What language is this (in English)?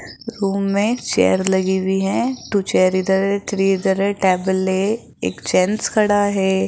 Hindi